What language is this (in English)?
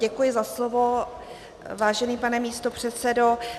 Czech